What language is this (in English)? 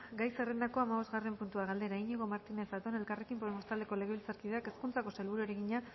Basque